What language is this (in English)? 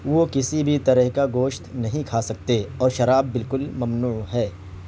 Urdu